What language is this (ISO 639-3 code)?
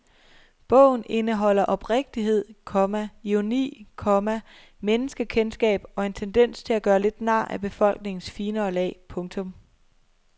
dan